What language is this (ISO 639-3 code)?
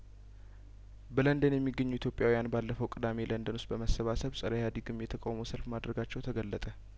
amh